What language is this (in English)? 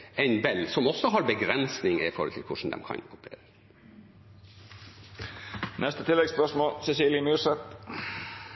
Norwegian Bokmål